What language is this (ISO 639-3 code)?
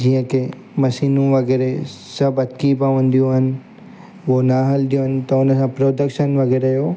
snd